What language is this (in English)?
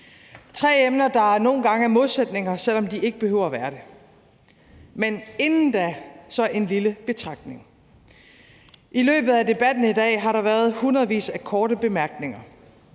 Danish